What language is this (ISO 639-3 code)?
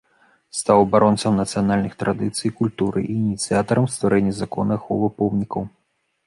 bel